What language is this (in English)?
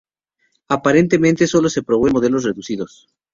Spanish